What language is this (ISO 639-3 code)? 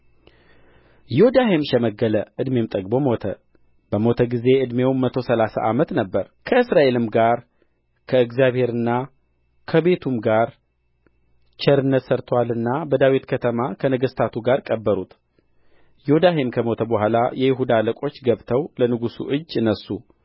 amh